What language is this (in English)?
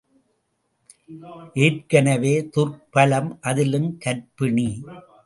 Tamil